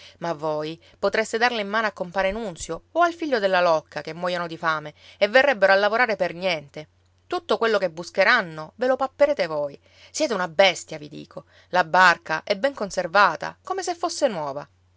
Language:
Italian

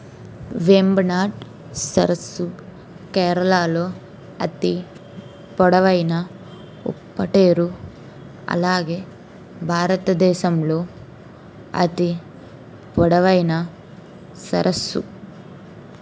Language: Telugu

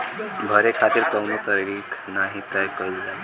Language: Bhojpuri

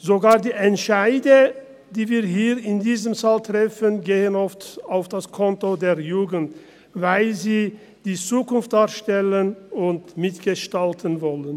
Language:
Swiss German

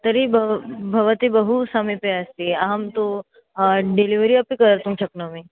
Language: Sanskrit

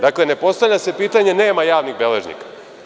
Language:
Serbian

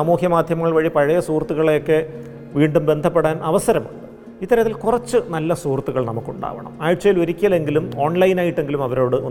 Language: Malayalam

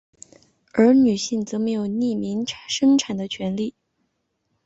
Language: Chinese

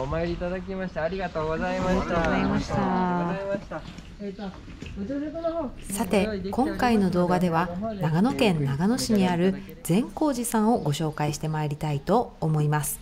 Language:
Japanese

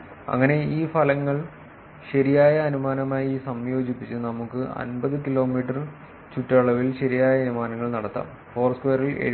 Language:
Malayalam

